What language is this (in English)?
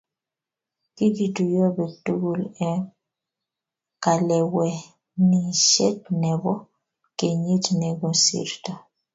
Kalenjin